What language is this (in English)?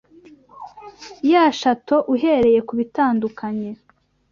Kinyarwanda